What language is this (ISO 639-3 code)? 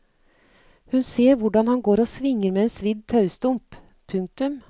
nor